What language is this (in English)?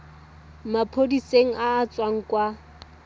Tswana